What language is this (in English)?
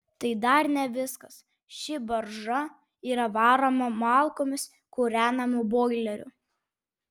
Lithuanian